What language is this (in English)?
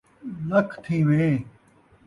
Saraiki